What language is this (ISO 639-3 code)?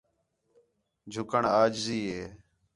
xhe